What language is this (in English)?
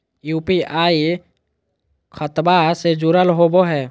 Magahi